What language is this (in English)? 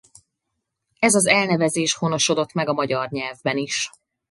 Hungarian